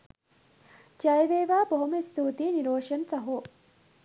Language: Sinhala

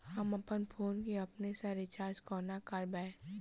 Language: Maithili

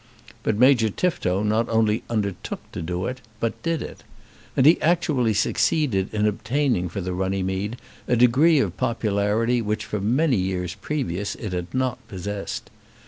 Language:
English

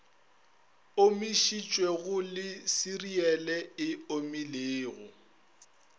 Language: Northern Sotho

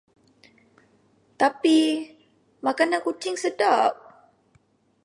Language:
Malay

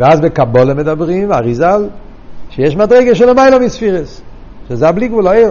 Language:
Hebrew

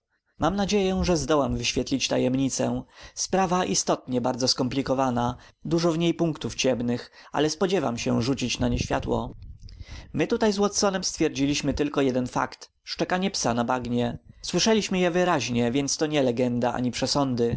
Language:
Polish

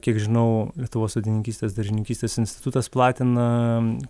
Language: Lithuanian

